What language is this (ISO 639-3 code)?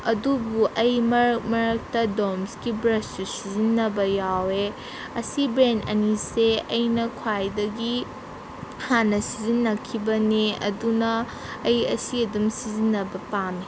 mni